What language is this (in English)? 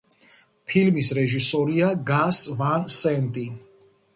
Georgian